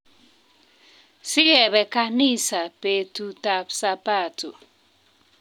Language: Kalenjin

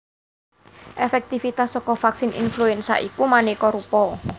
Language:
Javanese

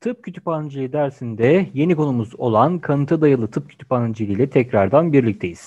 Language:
Turkish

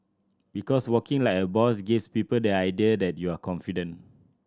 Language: English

